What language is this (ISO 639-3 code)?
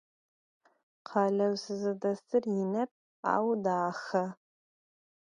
ady